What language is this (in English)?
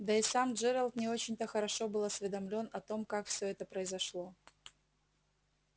Russian